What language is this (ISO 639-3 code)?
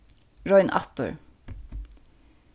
fao